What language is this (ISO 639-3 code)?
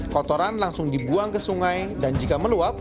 ind